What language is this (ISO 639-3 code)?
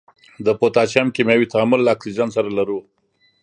pus